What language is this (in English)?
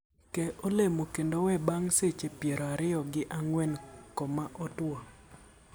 Luo (Kenya and Tanzania)